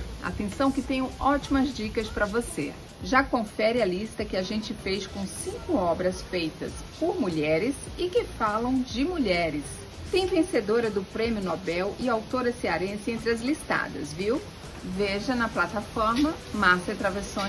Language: Portuguese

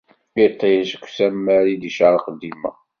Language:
Kabyle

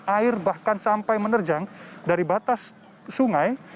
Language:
Indonesian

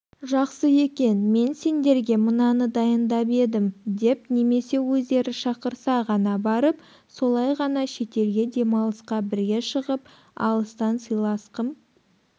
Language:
Kazakh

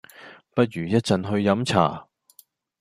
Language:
Cantonese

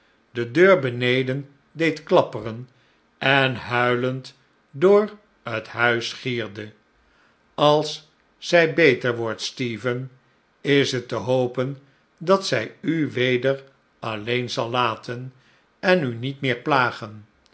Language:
Dutch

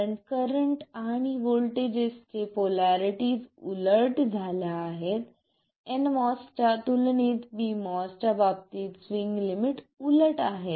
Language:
Marathi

